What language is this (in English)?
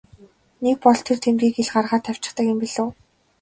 Mongolian